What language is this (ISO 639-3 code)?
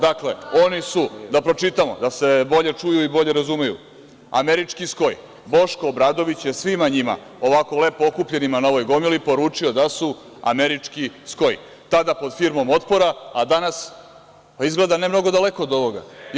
srp